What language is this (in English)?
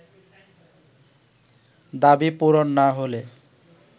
Bangla